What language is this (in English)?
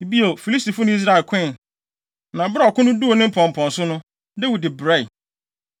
Akan